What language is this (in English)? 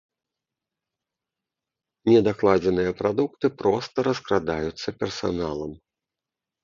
Belarusian